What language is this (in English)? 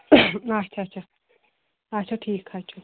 Kashmiri